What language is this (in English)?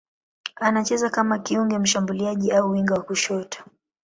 Swahili